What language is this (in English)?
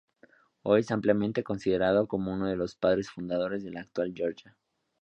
Spanish